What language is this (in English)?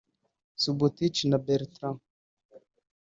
Kinyarwanda